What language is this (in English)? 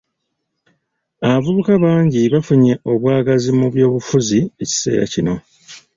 Ganda